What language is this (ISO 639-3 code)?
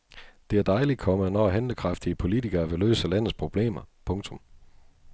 dan